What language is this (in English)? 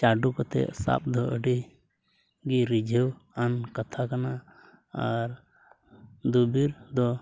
Santali